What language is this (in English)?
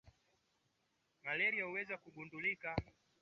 Swahili